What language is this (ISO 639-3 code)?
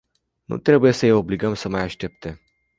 ron